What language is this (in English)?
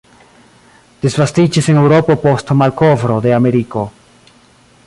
Esperanto